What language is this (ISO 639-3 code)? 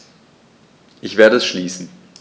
deu